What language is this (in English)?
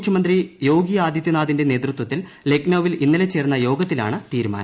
Malayalam